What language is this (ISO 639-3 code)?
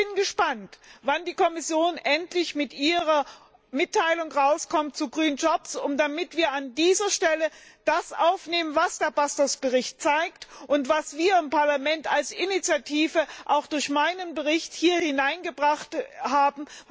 deu